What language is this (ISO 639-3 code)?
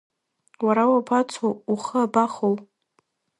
abk